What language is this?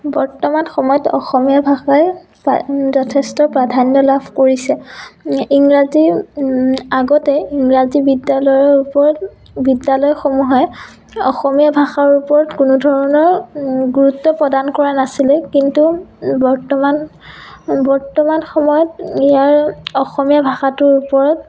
Assamese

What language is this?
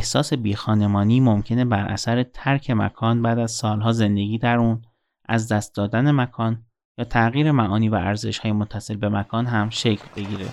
Persian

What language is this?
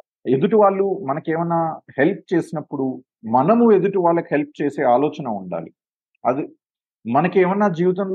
Telugu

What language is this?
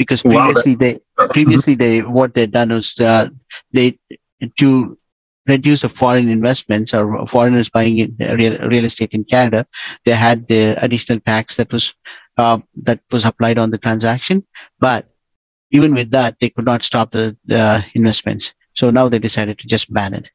English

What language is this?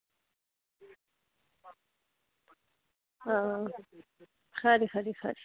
Dogri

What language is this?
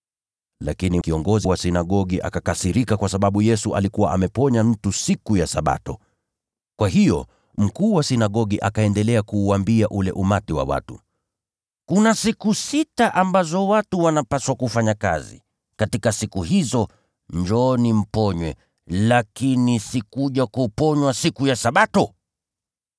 Swahili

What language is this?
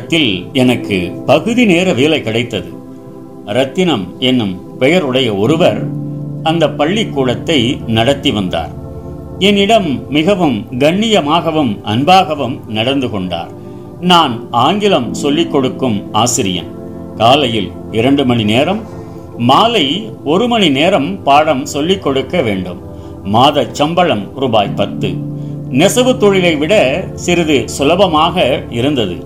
Tamil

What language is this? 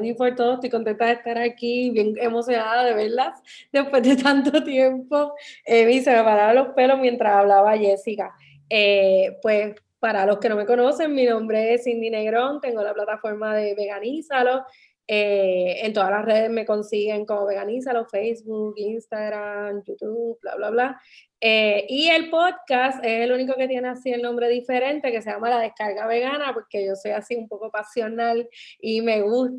Spanish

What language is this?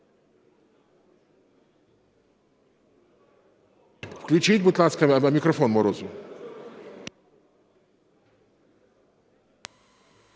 Ukrainian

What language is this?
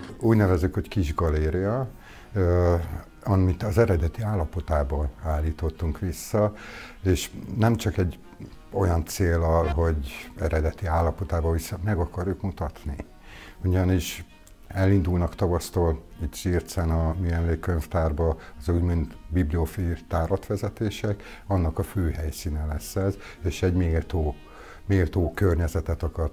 Hungarian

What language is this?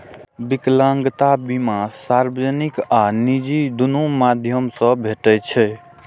Maithili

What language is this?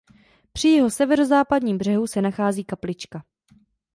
Czech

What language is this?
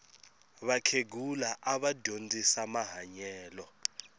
Tsonga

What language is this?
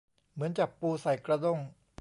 Thai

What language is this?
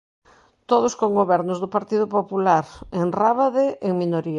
Galician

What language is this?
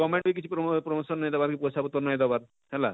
Odia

